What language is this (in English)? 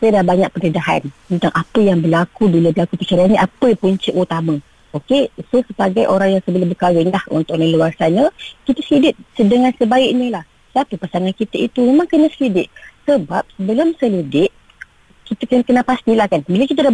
Malay